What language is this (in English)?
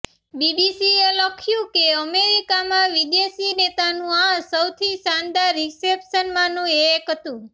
Gujarati